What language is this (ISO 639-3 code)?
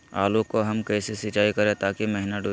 mag